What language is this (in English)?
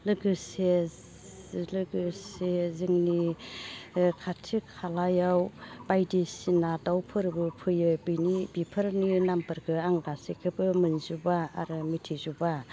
Bodo